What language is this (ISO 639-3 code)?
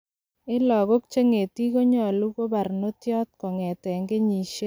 kln